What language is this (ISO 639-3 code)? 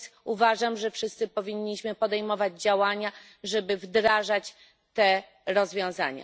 pol